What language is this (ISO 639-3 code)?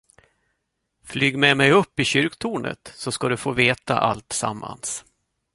swe